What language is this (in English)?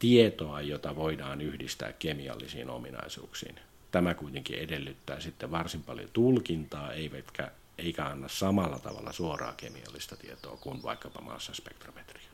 Finnish